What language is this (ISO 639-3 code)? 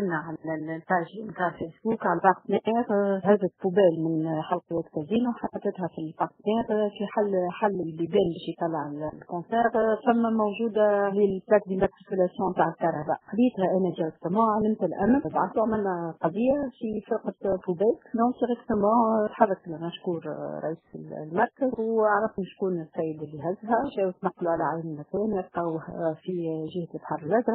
ara